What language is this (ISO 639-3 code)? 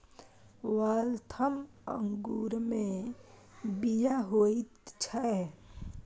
mai